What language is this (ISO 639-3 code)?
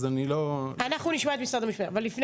heb